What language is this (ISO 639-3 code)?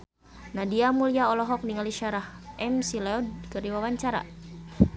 sun